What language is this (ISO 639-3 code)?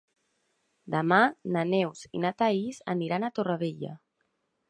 cat